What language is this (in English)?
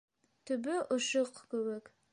Bashkir